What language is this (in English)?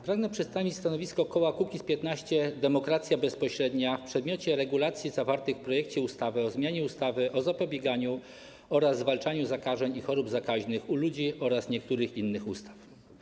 Polish